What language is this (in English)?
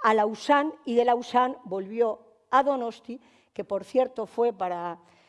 Spanish